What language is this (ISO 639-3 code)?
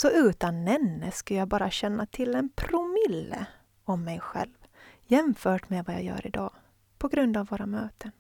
swe